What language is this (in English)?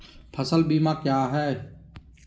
Magahi